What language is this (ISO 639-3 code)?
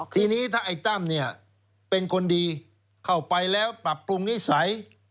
tha